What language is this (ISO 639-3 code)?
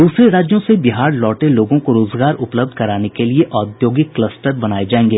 hin